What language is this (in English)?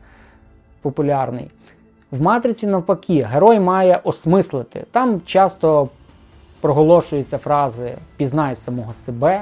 Ukrainian